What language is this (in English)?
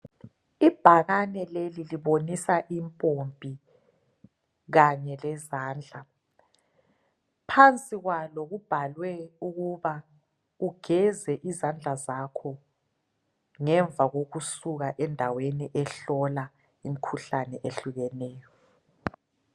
North Ndebele